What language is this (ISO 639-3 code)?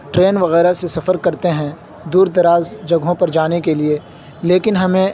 urd